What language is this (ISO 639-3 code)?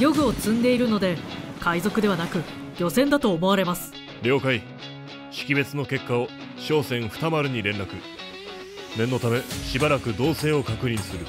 jpn